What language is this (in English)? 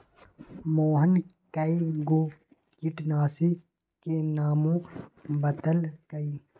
Magahi